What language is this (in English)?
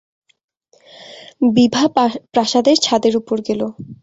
Bangla